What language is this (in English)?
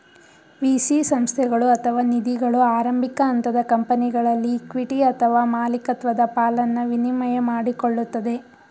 Kannada